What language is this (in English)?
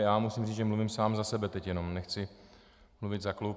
Czech